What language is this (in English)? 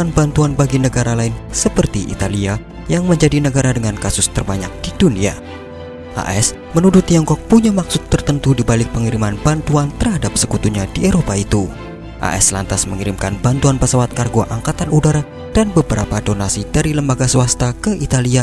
Indonesian